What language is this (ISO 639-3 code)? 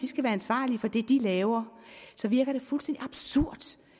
dan